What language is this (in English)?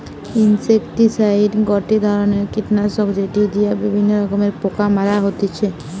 Bangla